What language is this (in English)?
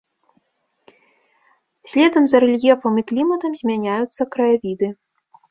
Belarusian